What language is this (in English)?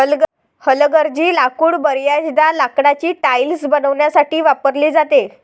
Marathi